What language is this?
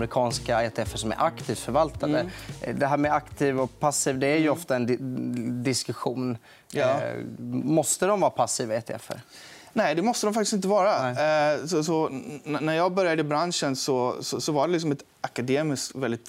Swedish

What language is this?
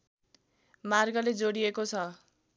Nepali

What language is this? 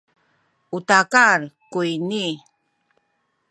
Sakizaya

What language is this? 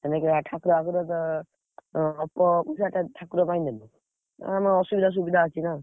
Odia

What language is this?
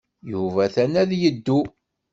Kabyle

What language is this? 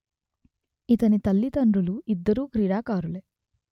Telugu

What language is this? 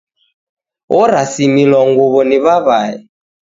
Taita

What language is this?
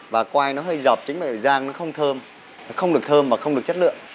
Vietnamese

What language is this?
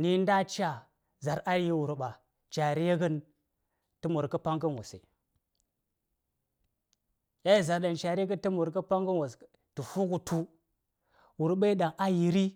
Saya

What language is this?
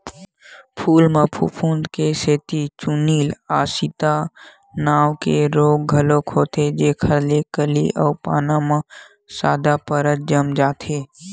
Chhattisgarhi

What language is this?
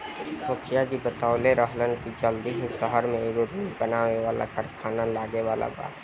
Bhojpuri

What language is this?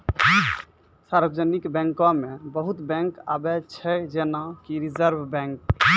Maithili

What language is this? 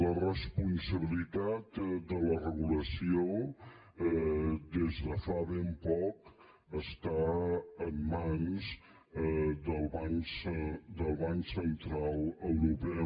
Catalan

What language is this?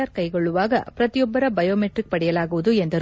Kannada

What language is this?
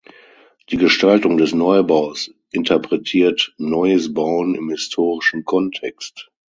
German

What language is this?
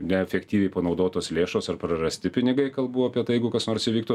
Lithuanian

